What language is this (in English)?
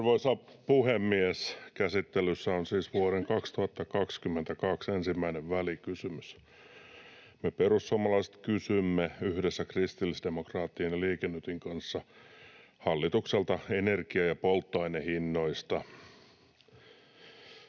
Finnish